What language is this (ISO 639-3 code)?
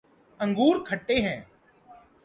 urd